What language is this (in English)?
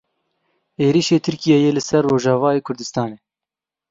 Kurdish